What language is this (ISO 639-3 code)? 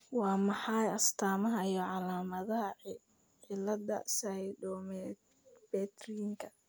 som